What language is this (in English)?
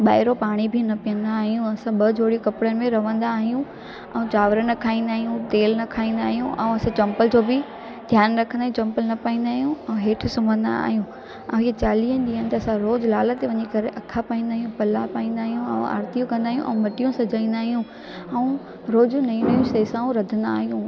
Sindhi